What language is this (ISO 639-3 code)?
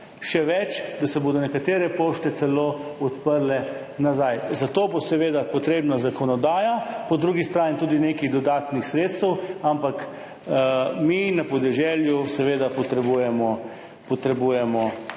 slv